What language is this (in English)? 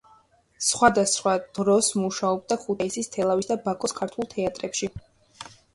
Georgian